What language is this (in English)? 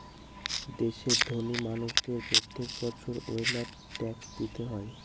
Bangla